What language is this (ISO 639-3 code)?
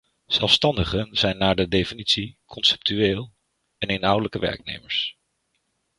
nld